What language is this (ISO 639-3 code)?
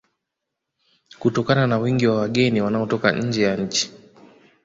swa